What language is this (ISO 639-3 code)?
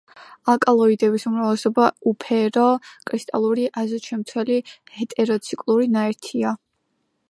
kat